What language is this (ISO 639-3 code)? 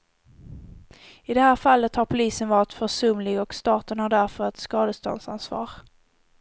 swe